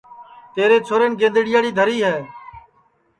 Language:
Sansi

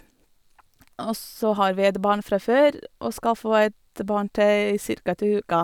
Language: Norwegian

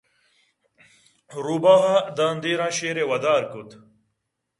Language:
Eastern Balochi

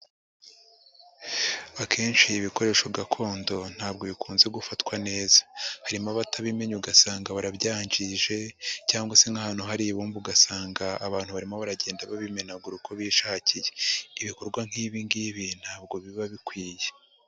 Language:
Kinyarwanda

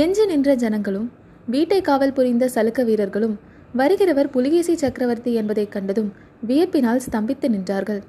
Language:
Tamil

